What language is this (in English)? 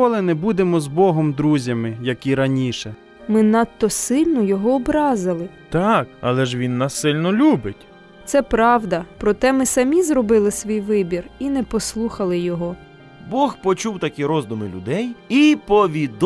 Ukrainian